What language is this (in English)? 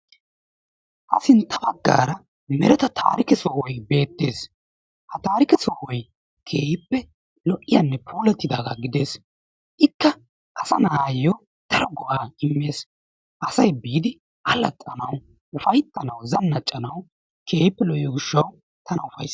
Wolaytta